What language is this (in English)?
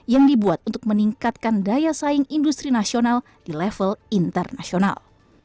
Indonesian